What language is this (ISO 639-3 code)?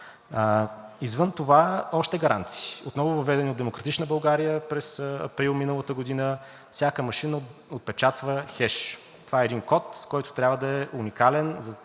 bul